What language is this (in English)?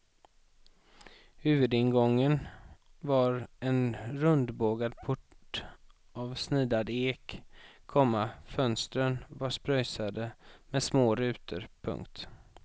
Swedish